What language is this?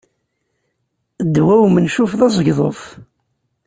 Kabyle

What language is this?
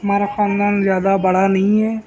Urdu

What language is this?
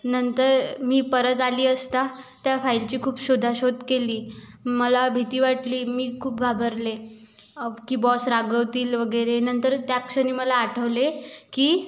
Marathi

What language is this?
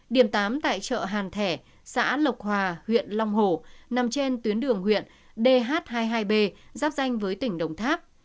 Vietnamese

